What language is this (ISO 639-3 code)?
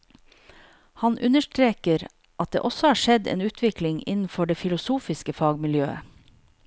nor